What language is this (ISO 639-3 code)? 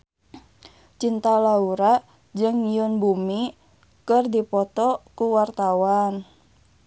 sun